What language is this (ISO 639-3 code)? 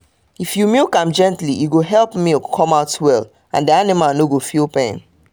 pcm